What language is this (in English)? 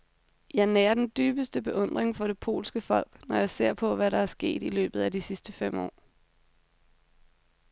Danish